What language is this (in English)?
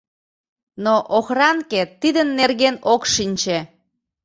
Mari